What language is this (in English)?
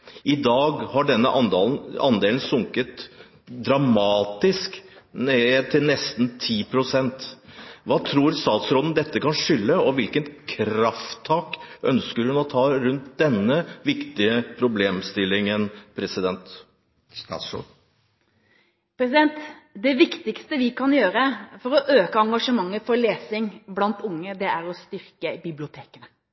Norwegian Bokmål